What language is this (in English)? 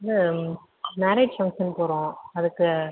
Tamil